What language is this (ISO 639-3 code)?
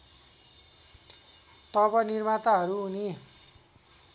nep